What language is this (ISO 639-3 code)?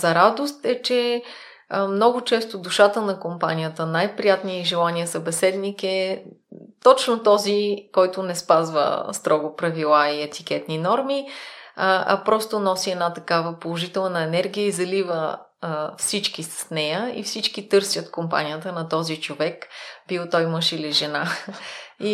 bul